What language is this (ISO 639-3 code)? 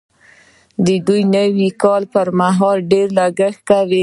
pus